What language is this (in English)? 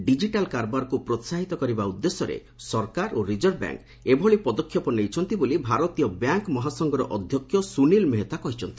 Odia